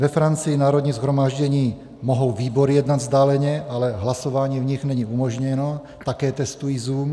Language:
Czech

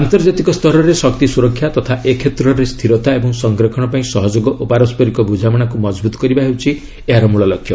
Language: Odia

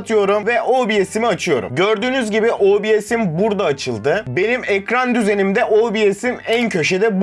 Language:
Turkish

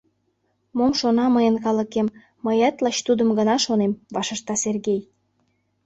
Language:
Mari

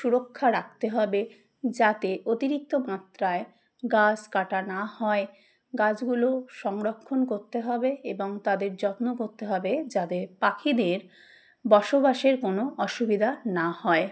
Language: Bangla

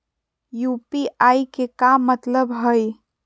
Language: Magahi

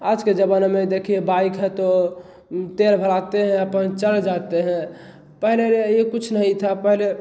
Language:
Hindi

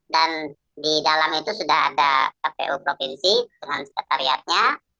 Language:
Indonesian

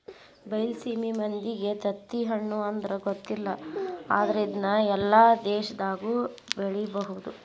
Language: Kannada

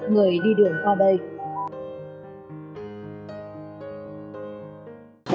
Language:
Vietnamese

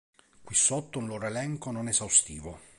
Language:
Italian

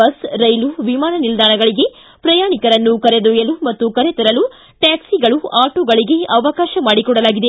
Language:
Kannada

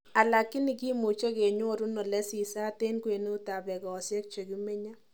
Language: Kalenjin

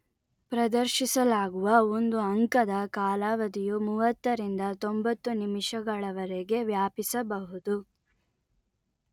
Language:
Kannada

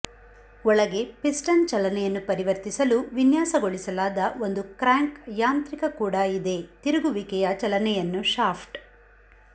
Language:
Kannada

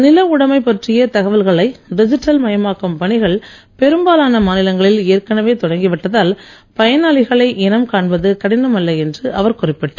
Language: Tamil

